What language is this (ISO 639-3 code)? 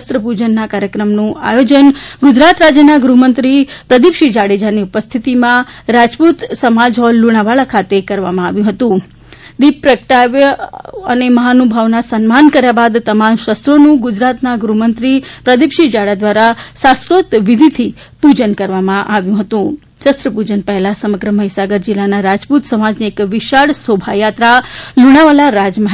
guj